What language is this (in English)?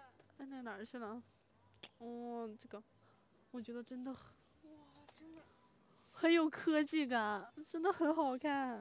Chinese